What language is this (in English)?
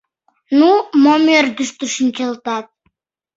Mari